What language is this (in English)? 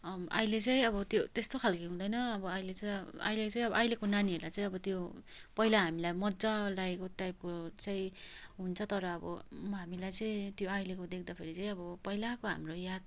Nepali